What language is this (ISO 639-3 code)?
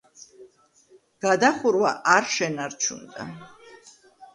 kat